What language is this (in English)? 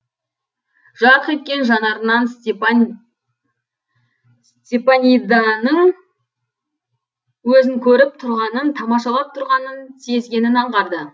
Kazakh